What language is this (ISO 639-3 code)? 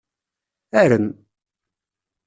kab